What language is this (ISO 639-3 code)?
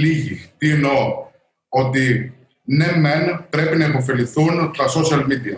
ell